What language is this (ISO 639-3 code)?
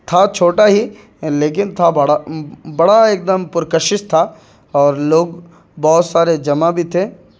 urd